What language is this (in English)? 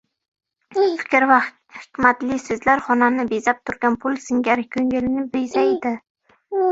Uzbek